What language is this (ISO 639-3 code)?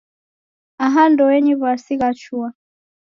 dav